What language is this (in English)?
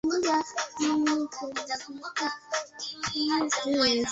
Swahili